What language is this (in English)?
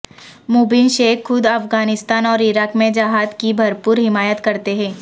Urdu